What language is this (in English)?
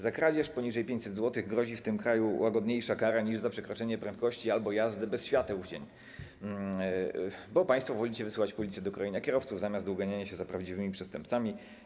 Polish